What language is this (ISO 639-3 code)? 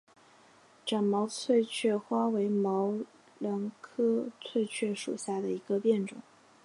zho